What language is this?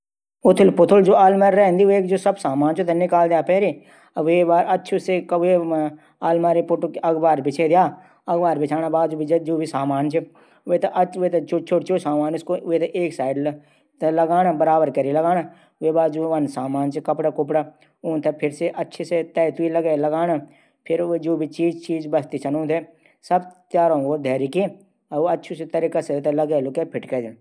Garhwali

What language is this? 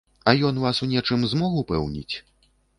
Belarusian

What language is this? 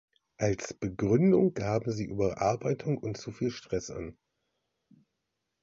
German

